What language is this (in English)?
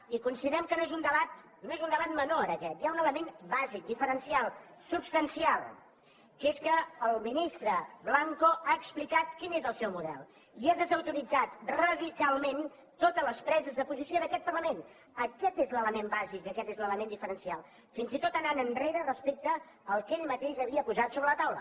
Catalan